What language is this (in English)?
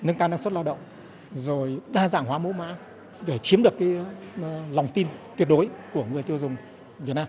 Vietnamese